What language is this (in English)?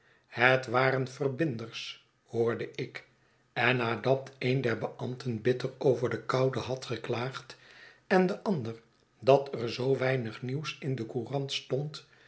Dutch